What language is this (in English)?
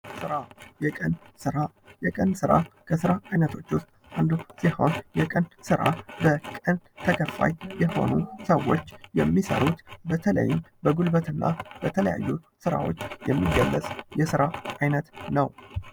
Amharic